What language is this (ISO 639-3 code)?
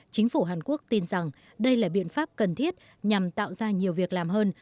vie